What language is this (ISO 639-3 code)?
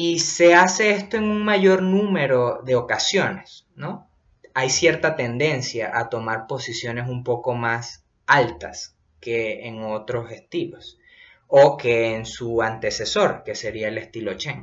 spa